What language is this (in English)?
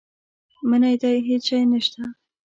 Pashto